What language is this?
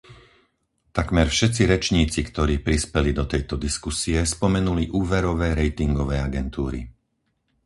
Slovak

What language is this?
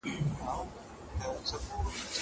Pashto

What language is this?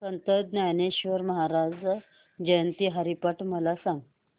Marathi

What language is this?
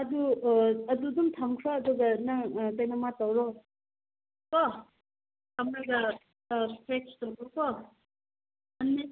Manipuri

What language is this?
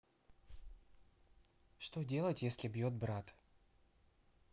Russian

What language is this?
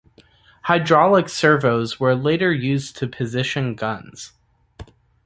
English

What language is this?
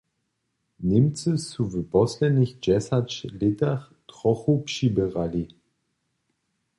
Upper Sorbian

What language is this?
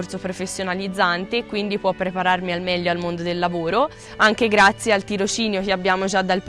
Italian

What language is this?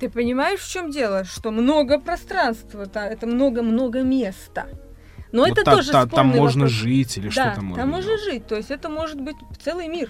Russian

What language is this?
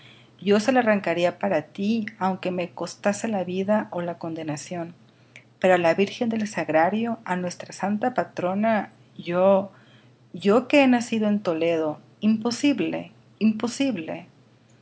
Spanish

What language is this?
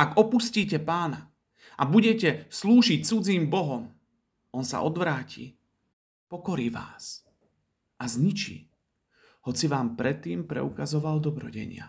Slovak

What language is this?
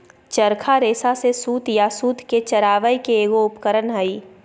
Magahi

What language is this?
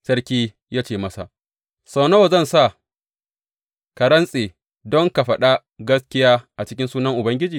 Hausa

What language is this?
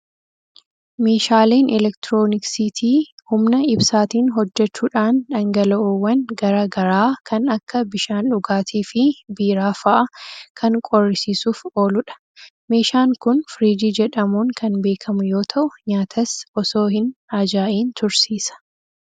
Oromo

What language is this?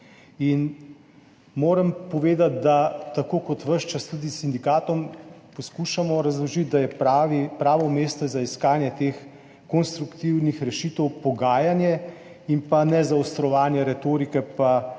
Slovenian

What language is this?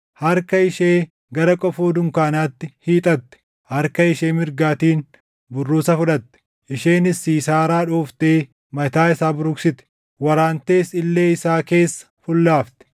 Oromo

